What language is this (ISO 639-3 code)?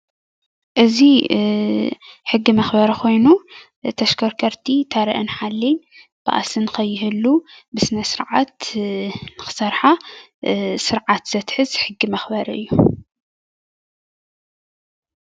tir